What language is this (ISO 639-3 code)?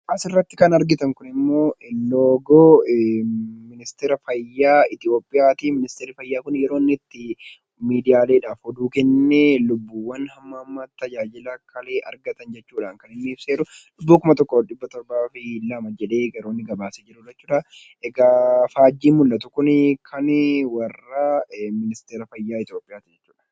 orm